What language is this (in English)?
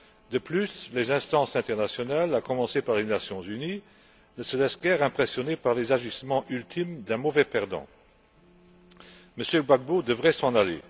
French